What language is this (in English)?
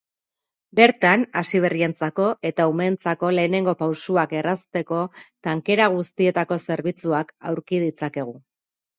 Basque